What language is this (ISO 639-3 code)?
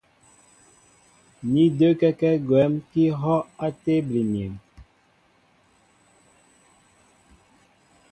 mbo